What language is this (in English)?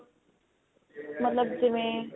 Punjabi